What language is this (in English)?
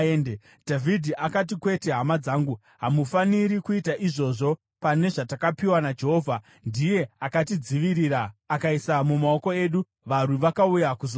Shona